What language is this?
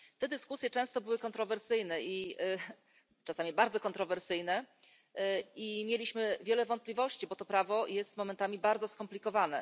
Polish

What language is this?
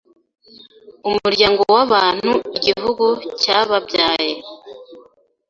Kinyarwanda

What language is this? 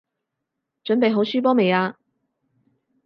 Cantonese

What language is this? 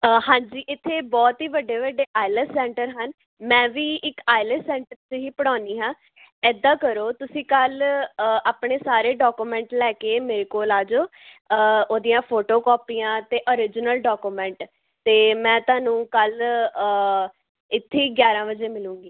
Punjabi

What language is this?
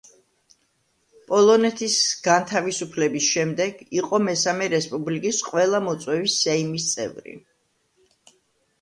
Georgian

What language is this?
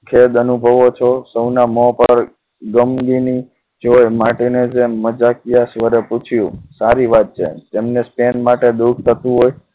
Gujarati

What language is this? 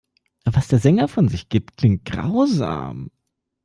German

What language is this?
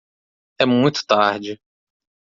Portuguese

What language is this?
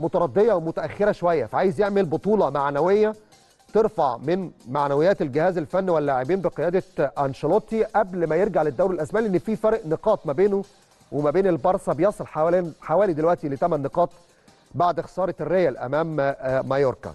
Arabic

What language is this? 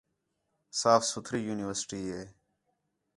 Khetrani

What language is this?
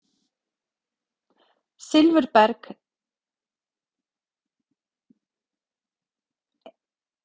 Icelandic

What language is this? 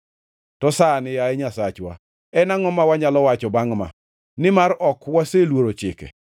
Luo (Kenya and Tanzania)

